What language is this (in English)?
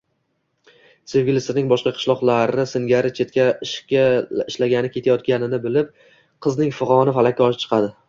Uzbek